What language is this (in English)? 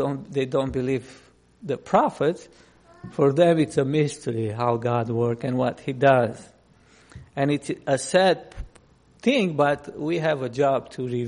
English